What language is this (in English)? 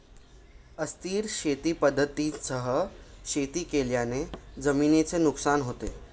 Marathi